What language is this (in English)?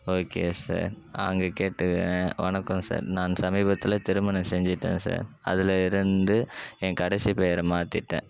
Tamil